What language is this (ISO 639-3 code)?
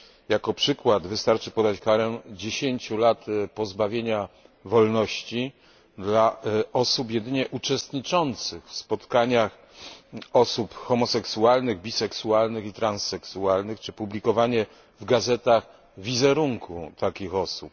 pol